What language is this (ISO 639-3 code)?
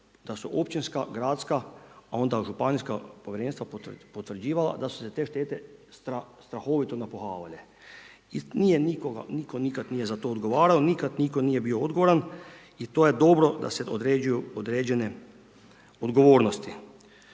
hrv